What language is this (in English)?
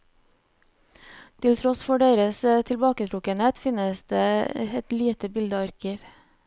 Norwegian